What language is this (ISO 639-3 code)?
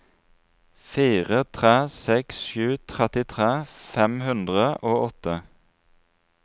nor